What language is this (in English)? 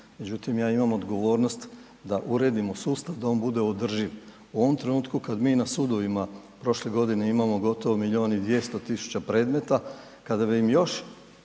Croatian